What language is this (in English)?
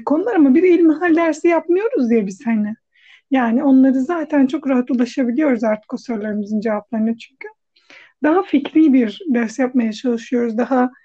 Turkish